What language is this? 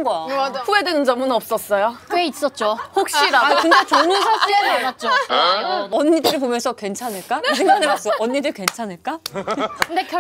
Korean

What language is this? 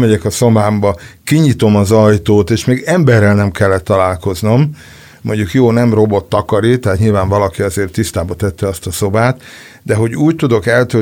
Hungarian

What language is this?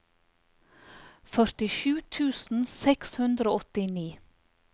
Norwegian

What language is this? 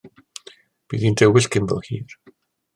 Welsh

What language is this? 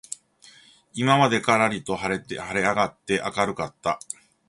Japanese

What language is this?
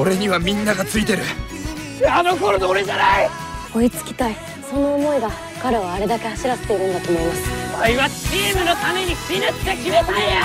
Japanese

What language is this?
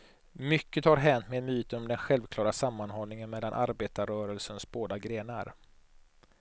Swedish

